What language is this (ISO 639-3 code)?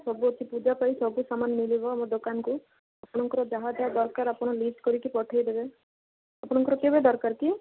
ori